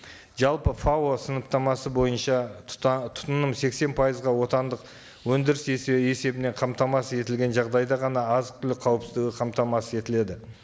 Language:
Kazakh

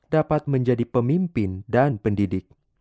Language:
Indonesian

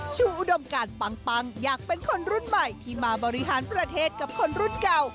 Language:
Thai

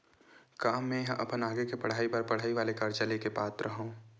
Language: Chhattisgarhi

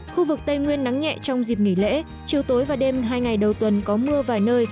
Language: Vietnamese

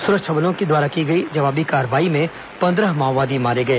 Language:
Hindi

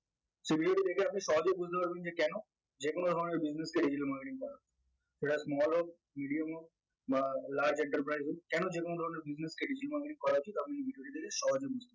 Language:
Bangla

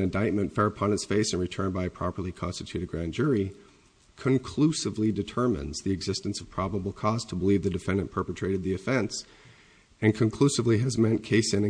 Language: English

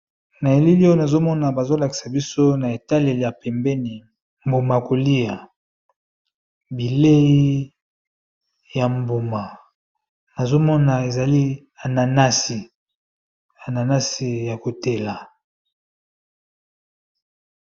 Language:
Lingala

